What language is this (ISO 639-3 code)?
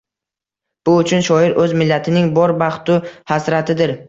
uzb